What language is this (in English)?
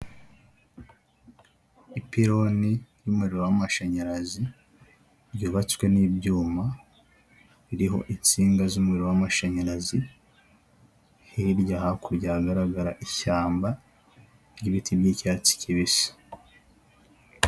Kinyarwanda